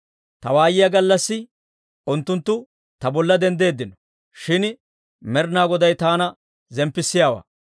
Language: Dawro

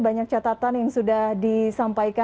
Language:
Indonesian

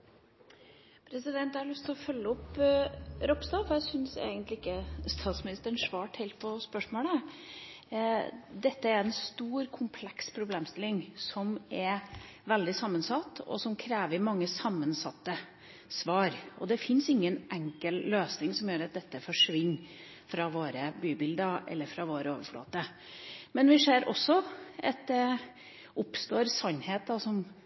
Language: Norwegian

